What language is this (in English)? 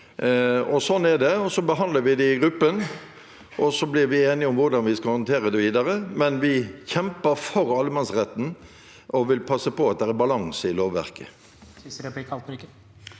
Norwegian